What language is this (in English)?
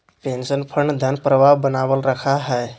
Magahi